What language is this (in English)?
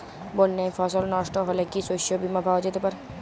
Bangla